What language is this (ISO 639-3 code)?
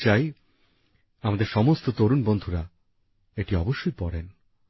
ben